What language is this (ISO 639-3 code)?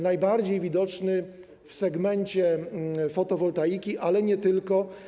pol